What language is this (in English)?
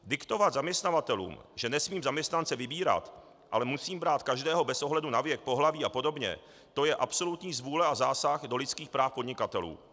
Czech